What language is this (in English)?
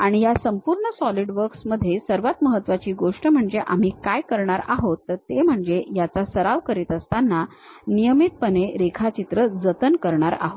Marathi